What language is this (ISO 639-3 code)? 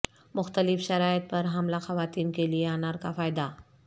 urd